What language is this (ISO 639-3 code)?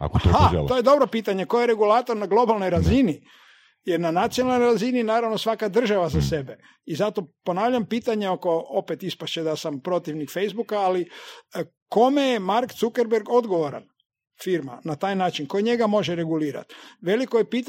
hrv